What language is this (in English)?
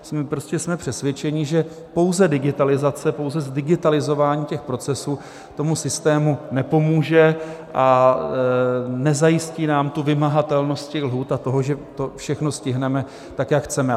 Czech